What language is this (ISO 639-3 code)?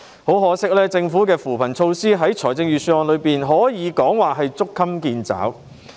yue